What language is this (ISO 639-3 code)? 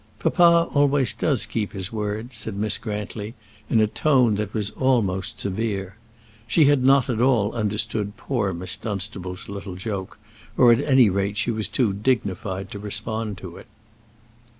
eng